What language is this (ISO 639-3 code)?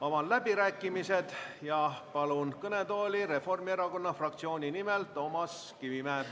est